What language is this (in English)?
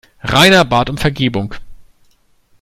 German